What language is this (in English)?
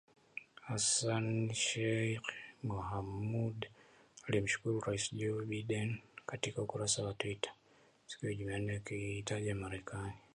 Swahili